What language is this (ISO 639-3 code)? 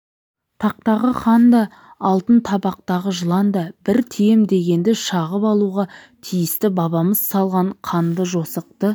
kaz